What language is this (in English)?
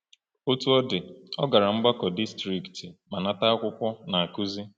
Igbo